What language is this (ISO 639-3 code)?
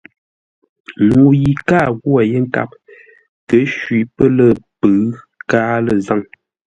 nla